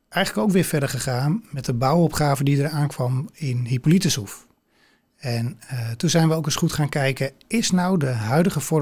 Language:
Dutch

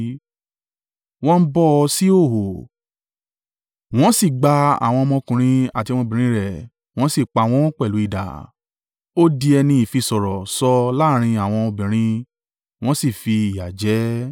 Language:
Yoruba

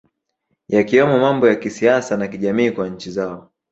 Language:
Swahili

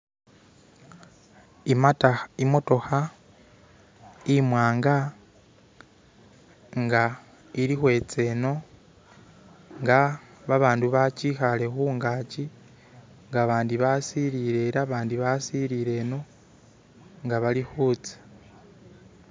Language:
Masaaba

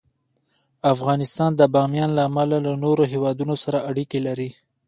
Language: Pashto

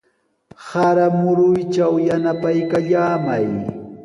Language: Sihuas Ancash Quechua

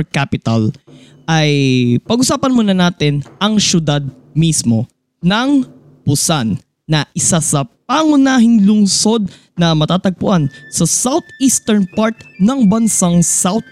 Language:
Filipino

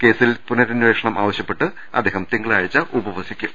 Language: Malayalam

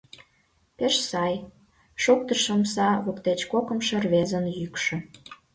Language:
Mari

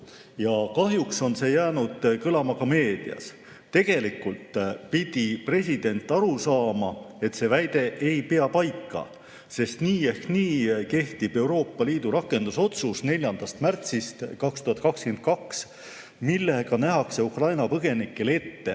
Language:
Estonian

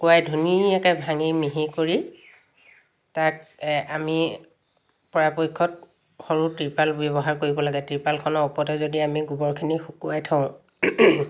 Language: Assamese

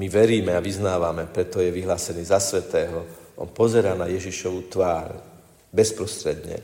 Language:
Slovak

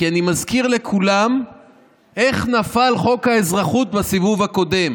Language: Hebrew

